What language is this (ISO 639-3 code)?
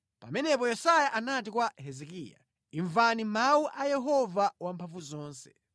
nya